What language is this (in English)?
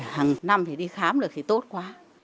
Vietnamese